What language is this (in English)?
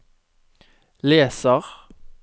Norwegian